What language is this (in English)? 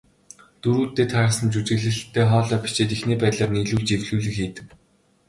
Mongolian